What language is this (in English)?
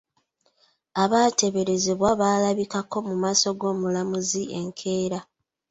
Ganda